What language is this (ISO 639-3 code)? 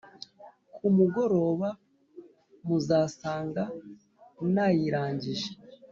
kin